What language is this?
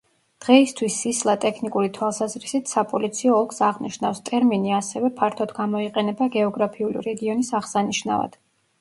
Georgian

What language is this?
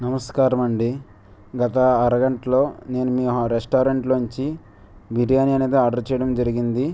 Telugu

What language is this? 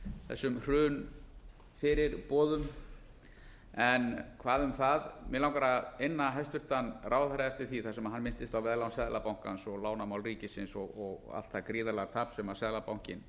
Icelandic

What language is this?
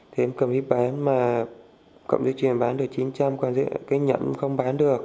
Vietnamese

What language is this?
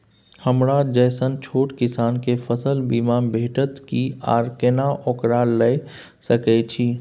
Maithili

